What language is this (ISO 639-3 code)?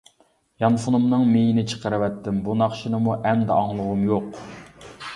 uig